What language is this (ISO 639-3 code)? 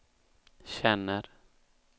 swe